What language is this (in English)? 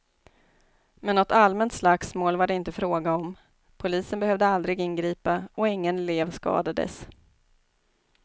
Swedish